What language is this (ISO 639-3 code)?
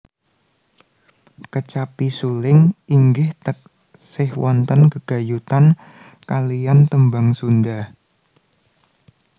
jav